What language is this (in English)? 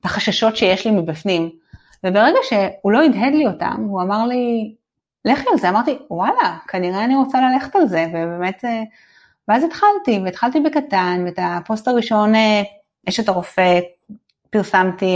Hebrew